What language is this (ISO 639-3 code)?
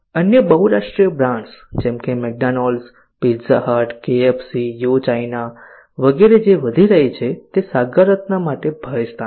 guj